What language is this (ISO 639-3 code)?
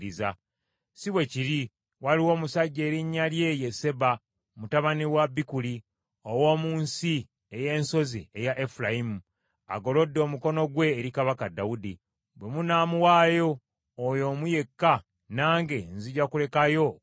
lug